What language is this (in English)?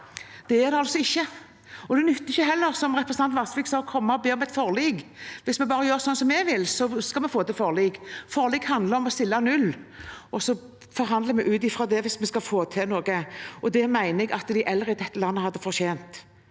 Norwegian